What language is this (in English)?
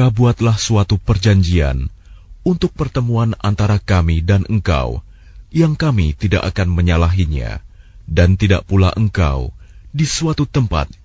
Arabic